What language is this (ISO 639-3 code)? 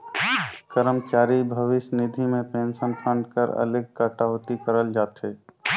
hne